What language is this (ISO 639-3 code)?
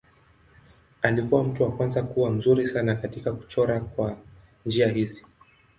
swa